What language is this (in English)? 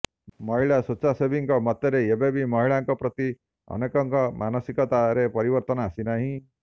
Odia